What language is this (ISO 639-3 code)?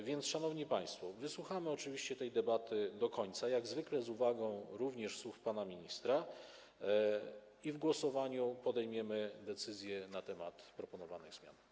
pol